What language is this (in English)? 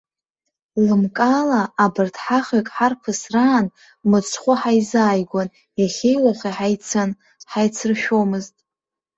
Abkhazian